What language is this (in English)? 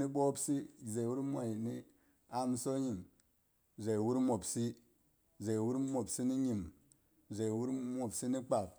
Boghom